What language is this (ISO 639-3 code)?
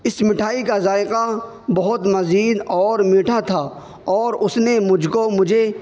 urd